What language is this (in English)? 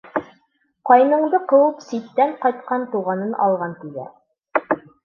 Bashkir